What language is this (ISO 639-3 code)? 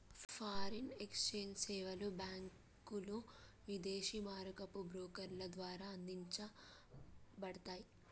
tel